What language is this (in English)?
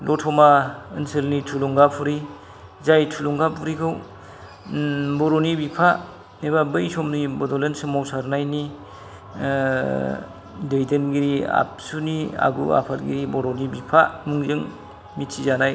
Bodo